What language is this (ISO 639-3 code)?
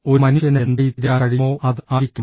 mal